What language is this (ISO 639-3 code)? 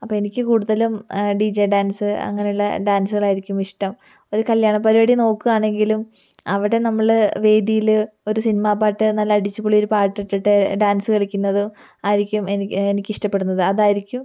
mal